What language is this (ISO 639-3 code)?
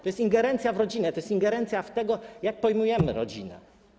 pol